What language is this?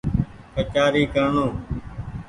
Goaria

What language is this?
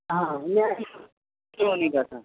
Urdu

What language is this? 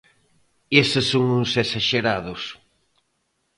Galician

